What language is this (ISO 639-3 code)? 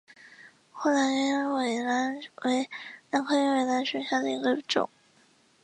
zho